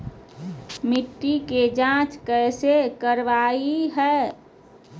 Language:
Magahi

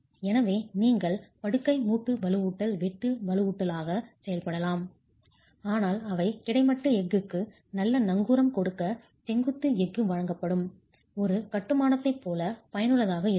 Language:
Tamil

